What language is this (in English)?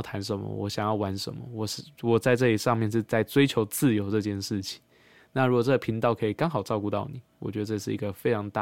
Chinese